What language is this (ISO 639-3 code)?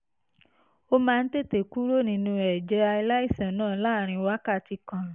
yor